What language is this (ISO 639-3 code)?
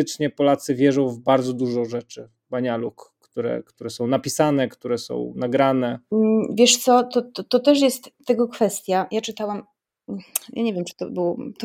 pol